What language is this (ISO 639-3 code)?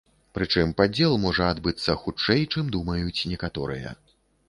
bel